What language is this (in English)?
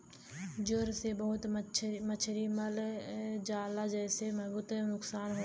Bhojpuri